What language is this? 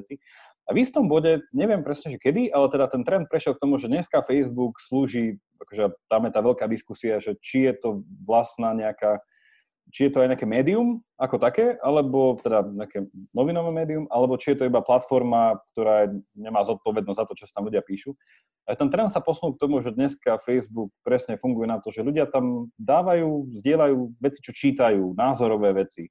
Slovak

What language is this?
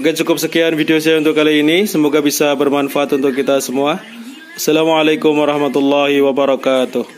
Indonesian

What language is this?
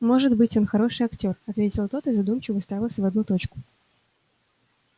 Russian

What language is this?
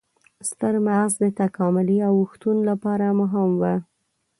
Pashto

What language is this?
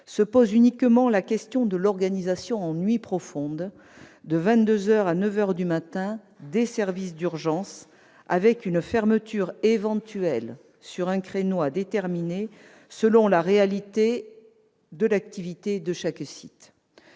French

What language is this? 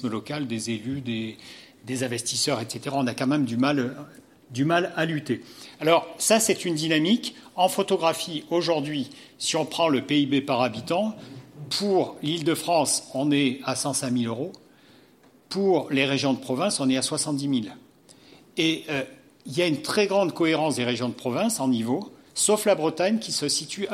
French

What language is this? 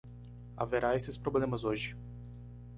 Portuguese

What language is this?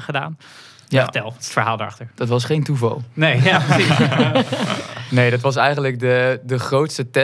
Dutch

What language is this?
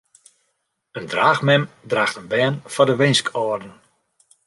Western Frisian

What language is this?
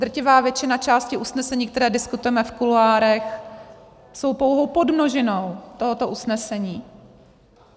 Czech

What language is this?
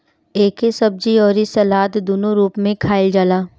Bhojpuri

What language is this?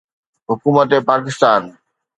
Sindhi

